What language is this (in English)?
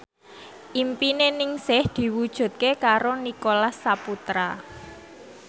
Javanese